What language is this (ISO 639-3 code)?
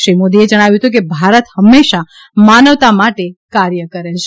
guj